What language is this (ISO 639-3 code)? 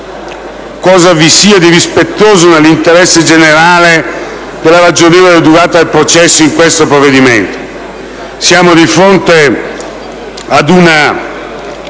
ita